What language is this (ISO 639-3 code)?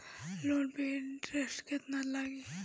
bho